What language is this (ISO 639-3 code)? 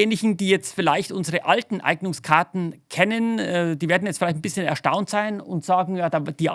deu